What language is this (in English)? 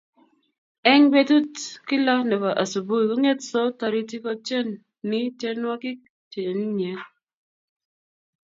Kalenjin